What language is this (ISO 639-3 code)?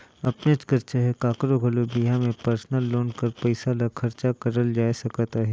hne